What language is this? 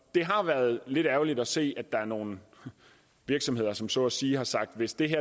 Danish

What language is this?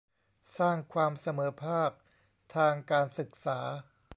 Thai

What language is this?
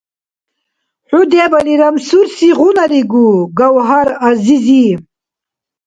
Dargwa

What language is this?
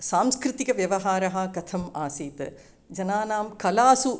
Sanskrit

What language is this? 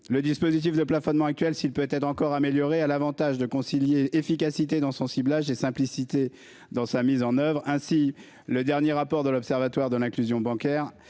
French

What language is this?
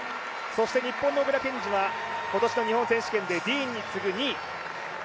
Japanese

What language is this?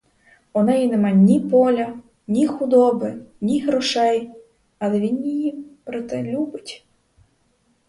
Ukrainian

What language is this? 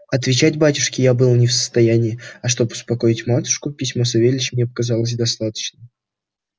Russian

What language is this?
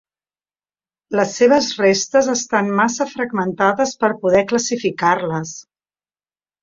Catalan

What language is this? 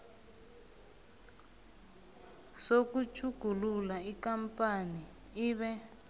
South Ndebele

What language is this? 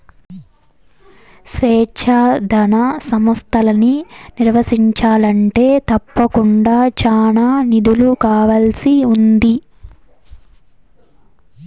Telugu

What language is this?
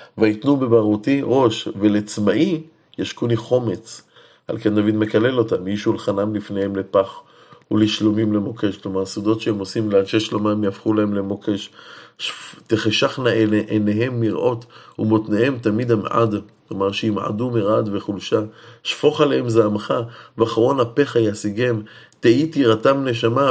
Hebrew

